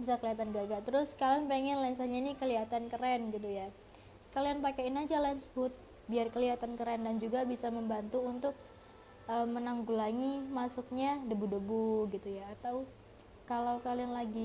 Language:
Indonesian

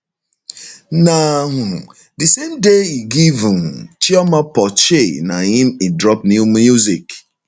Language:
Nigerian Pidgin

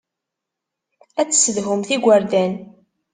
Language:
Kabyle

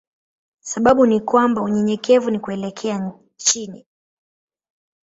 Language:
Swahili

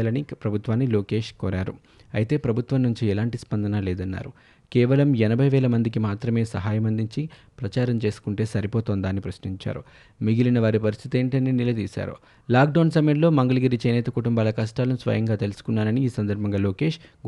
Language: Telugu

